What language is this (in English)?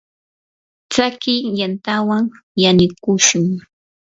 Yanahuanca Pasco Quechua